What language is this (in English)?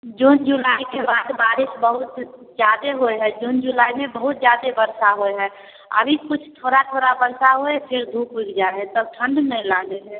Maithili